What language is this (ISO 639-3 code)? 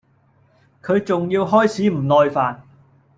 yue